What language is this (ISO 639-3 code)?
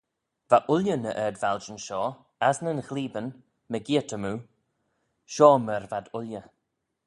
glv